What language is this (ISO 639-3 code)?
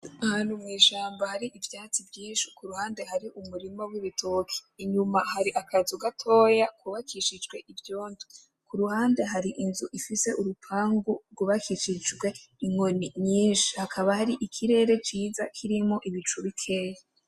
run